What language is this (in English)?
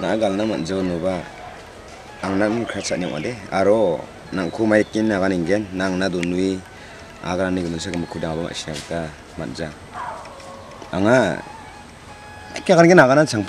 Korean